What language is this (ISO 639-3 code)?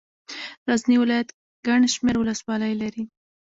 pus